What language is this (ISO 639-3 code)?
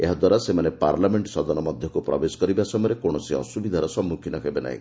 ori